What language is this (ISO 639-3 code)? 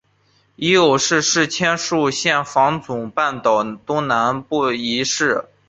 zho